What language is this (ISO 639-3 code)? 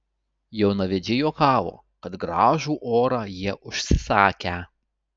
lit